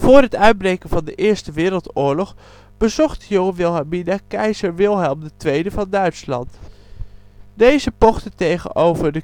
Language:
Dutch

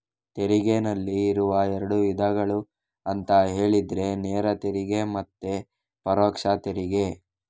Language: Kannada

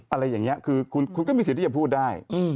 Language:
Thai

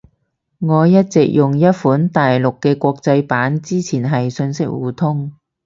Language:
Cantonese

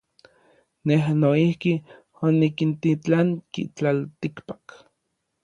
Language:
Orizaba Nahuatl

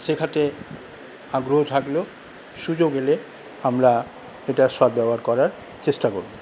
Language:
Bangla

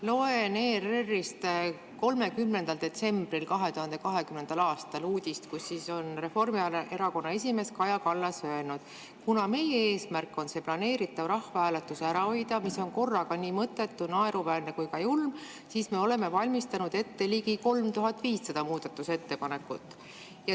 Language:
Estonian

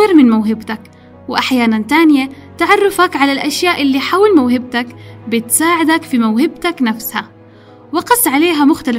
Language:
Arabic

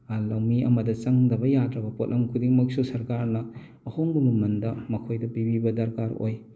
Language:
Manipuri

